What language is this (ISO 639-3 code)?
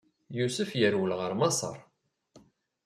kab